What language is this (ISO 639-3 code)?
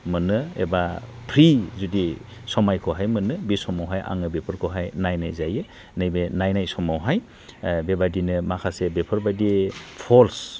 brx